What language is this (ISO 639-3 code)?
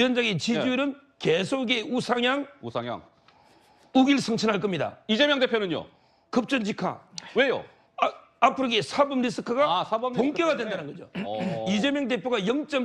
kor